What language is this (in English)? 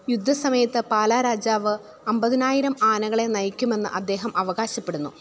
Malayalam